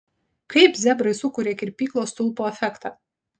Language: Lithuanian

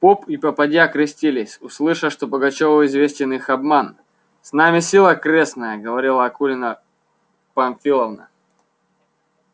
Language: Russian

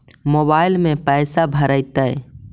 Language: Magahi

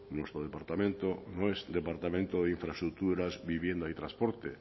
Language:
Spanish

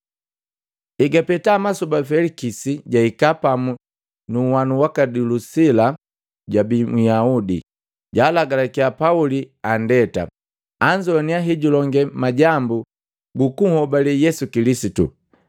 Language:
Matengo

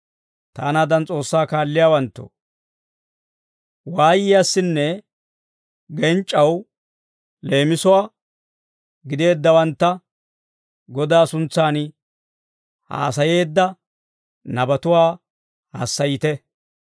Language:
Dawro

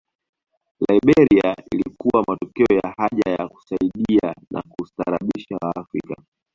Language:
Swahili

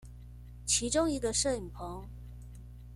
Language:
Chinese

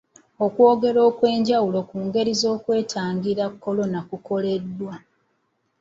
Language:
Ganda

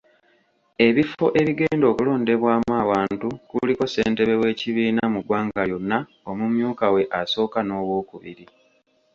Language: Ganda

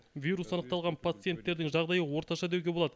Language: Kazakh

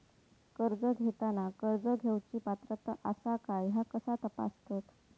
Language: Marathi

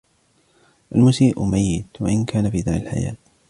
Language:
Arabic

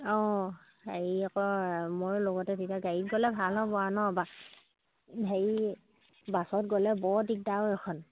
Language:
Assamese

